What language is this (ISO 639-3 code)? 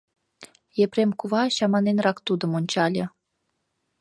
chm